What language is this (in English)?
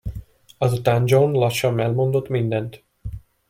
Hungarian